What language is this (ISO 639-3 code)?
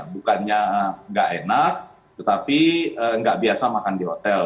ind